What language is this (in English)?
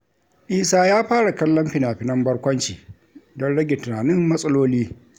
Hausa